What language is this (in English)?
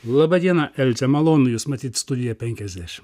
Lithuanian